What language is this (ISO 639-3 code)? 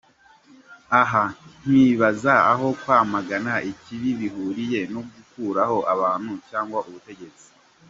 kin